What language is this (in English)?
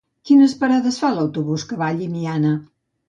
Catalan